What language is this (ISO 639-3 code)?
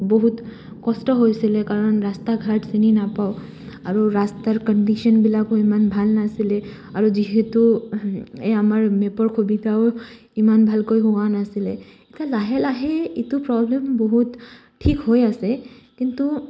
asm